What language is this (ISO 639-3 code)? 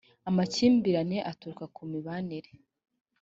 kin